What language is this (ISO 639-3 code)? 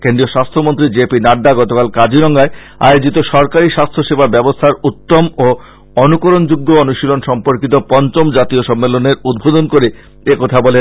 ben